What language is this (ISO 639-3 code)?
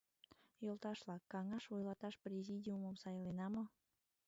chm